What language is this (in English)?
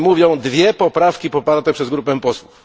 Polish